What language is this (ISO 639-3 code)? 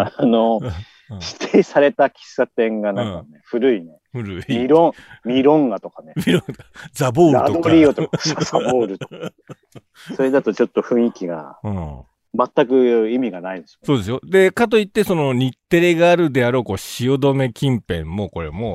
jpn